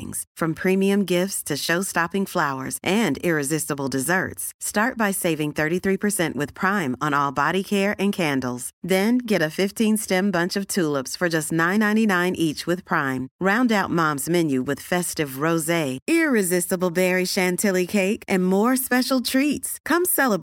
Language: Persian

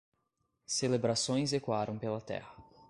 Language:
Portuguese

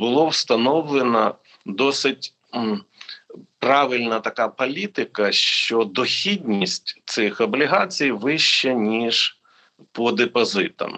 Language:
Ukrainian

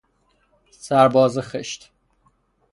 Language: Persian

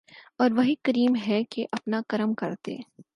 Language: Urdu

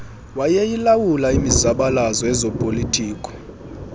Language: Xhosa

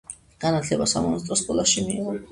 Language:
Georgian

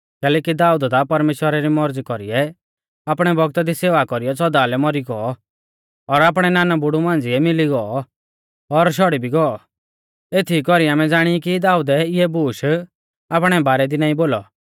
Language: Mahasu Pahari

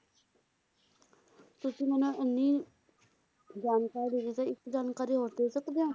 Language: Punjabi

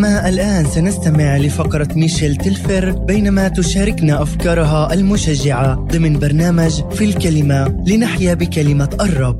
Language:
Arabic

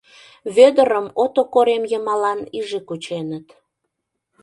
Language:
Mari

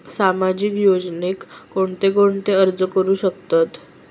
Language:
Marathi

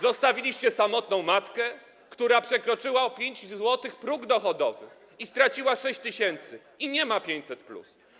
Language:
Polish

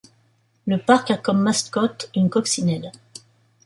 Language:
French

